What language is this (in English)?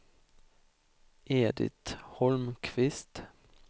Swedish